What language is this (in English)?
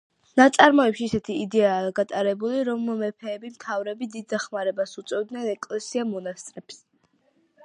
Georgian